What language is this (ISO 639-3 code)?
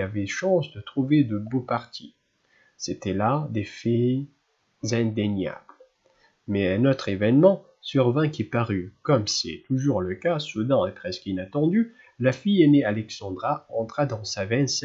fra